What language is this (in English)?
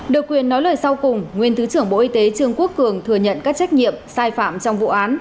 Vietnamese